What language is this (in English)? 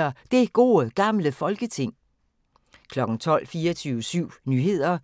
Danish